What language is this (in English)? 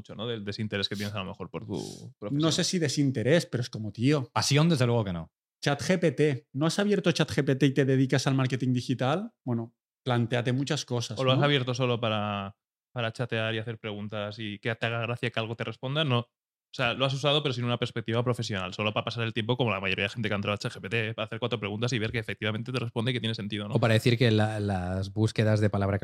Spanish